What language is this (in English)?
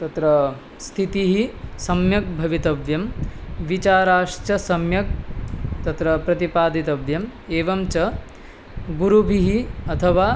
Sanskrit